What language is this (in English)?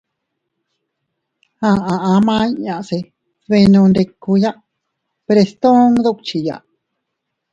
Teutila Cuicatec